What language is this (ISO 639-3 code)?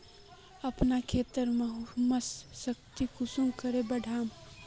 mag